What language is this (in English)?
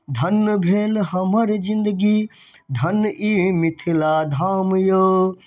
Maithili